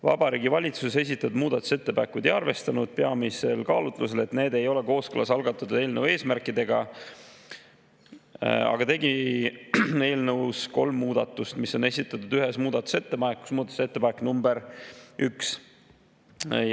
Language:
Estonian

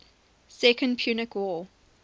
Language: English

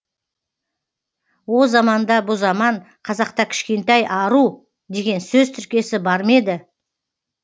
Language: Kazakh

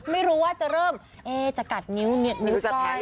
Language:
Thai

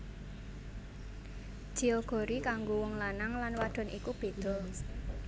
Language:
Javanese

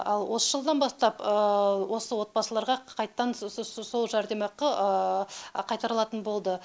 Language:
Kazakh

